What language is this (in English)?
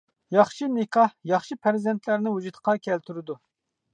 Uyghur